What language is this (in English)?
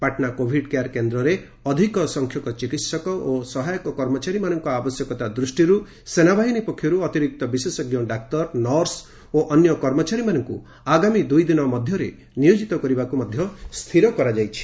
Odia